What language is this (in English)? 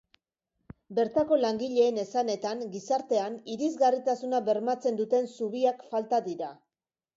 Basque